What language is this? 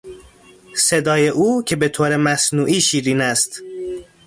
Persian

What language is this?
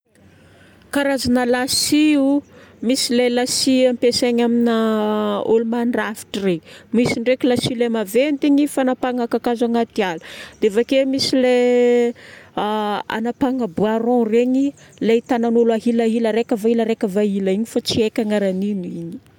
Northern Betsimisaraka Malagasy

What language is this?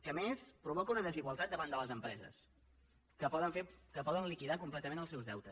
Catalan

